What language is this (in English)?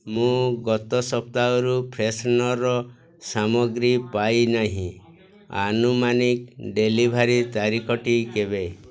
Odia